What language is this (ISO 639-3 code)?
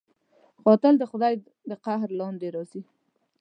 pus